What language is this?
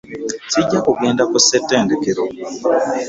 Ganda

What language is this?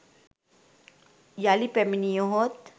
Sinhala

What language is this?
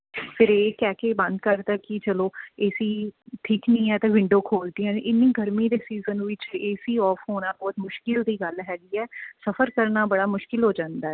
Punjabi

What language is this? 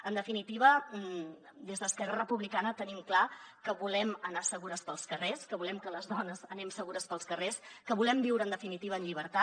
Catalan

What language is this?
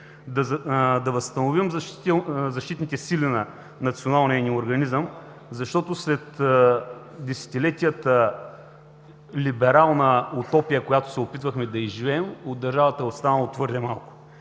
Bulgarian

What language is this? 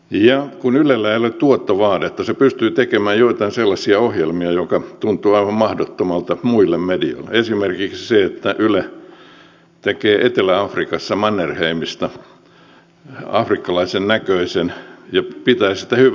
Finnish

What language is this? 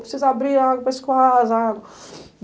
Portuguese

